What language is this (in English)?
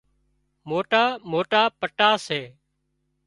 Wadiyara Koli